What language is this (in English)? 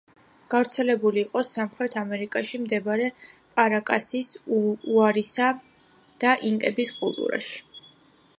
Georgian